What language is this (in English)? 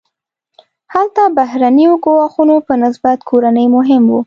Pashto